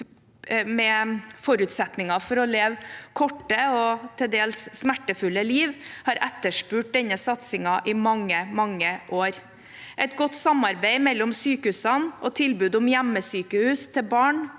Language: Norwegian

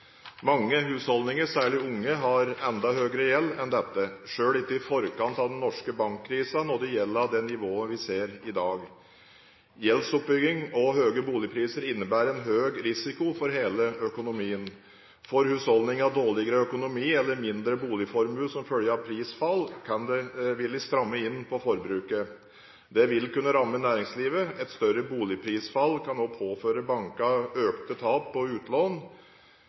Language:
Norwegian Bokmål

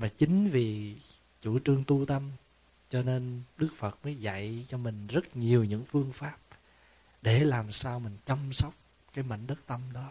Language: Vietnamese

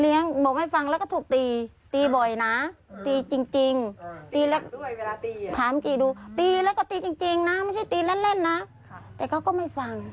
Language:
Thai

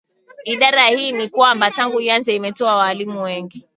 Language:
Swahili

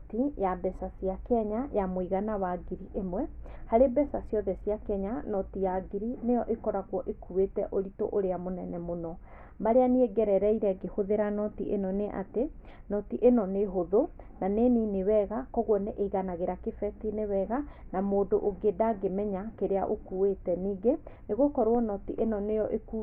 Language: Kikuyu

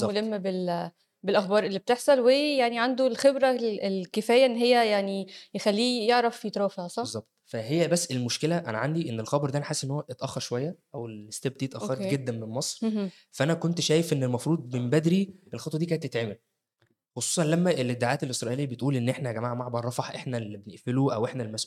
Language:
Arabic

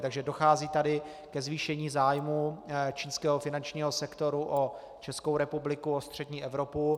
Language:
Czech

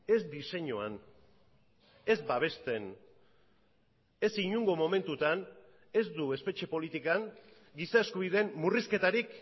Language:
Basque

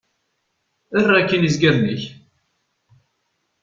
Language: Kabyle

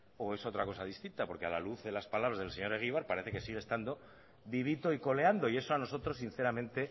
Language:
Spanish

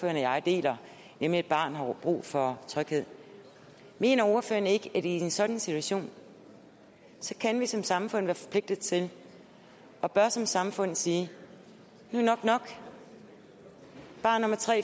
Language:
Danish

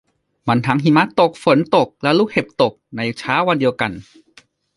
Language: Thai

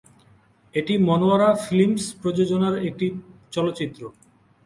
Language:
Bangla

